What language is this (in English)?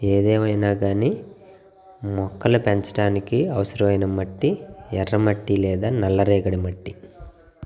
Telugu